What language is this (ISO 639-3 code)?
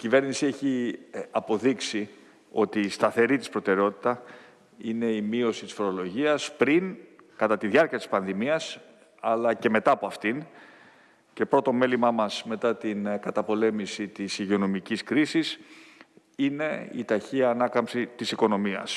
ell